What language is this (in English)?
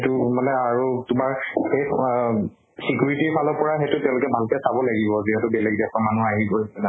Assamese